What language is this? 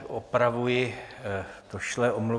Czech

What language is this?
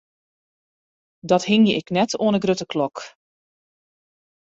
Western Frisian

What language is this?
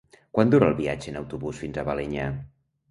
Catalan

